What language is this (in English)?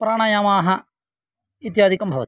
Sanskrit